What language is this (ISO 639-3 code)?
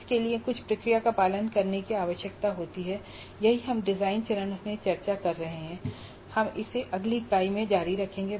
hin